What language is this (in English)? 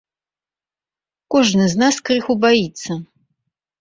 Belarusian